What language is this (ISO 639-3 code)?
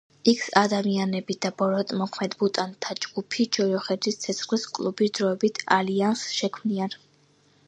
kat